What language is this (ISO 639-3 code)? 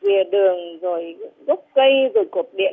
vie